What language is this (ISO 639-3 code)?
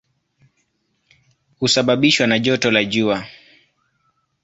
swa